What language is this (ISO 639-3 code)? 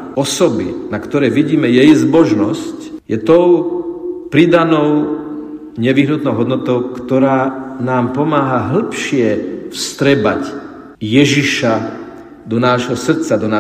slk